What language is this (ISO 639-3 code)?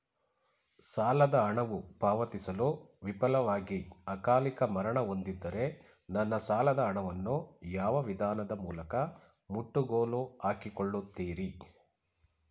kan